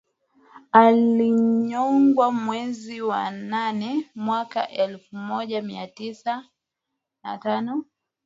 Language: Swahili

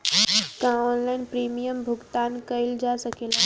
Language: Bhojpuri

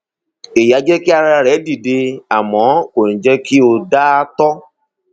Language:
Yoruba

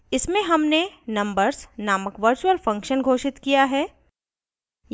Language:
Hindi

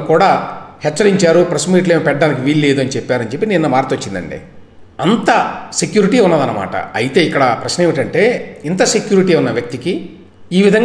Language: Telugu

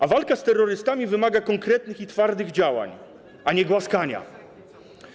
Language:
Polish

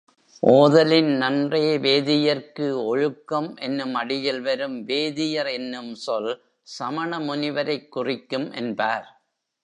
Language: Tamil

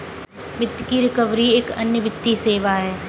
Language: Hindi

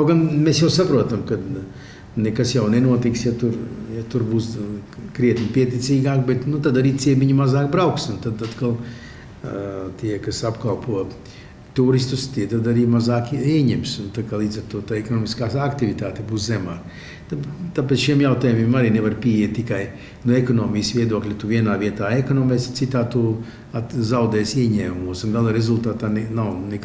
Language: Latvian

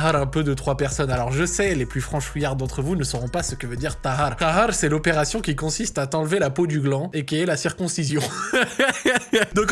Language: French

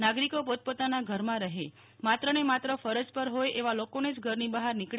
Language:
Gujarati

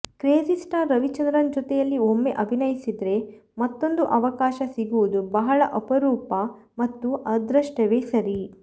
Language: Kannada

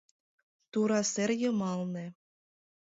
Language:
Mari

